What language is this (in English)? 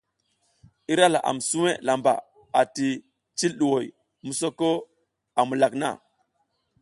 South Giziga